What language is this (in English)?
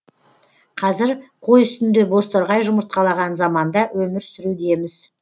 Kazakh